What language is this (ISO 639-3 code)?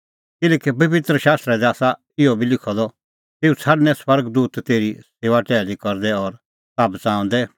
kfx